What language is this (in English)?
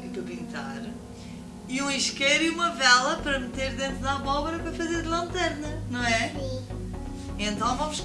Portuguese